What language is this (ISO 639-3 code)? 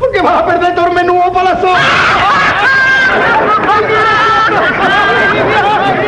spa